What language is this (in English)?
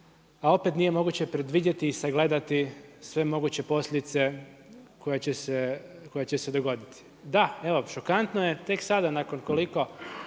Croatian